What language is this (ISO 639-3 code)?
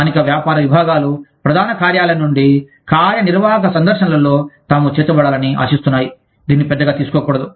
tel